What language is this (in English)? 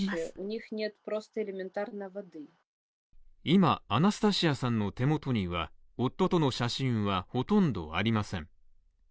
Japanese